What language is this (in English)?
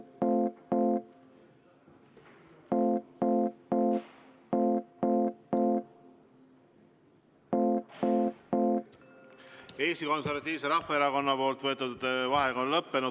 Estonian